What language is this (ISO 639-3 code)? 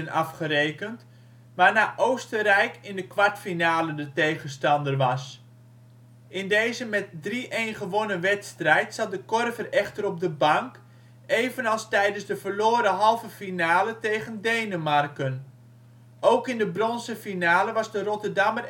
nld